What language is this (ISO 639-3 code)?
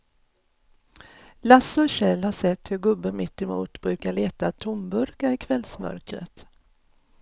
swe